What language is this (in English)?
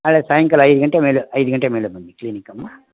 Kannada